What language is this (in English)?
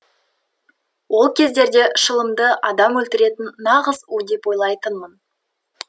Kazakh